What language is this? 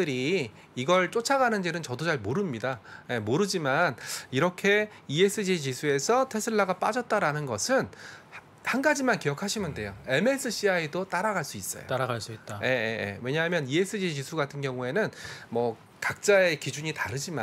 Korean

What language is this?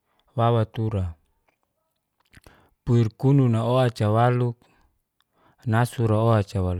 Geser-Gorom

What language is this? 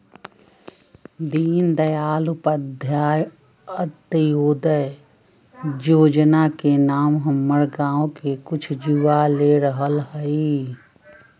Magahi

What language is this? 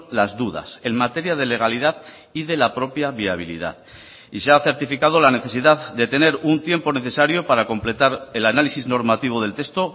Spanish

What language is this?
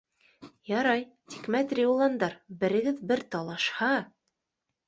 Bashkir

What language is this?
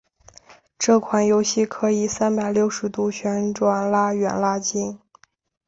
Chinese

